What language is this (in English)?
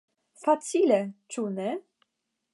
Esperanto